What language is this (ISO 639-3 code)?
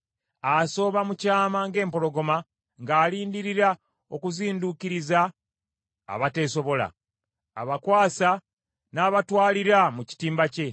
lug